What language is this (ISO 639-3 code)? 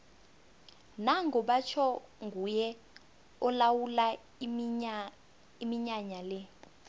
nbl